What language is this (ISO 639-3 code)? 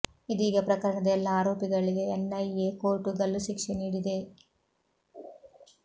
kan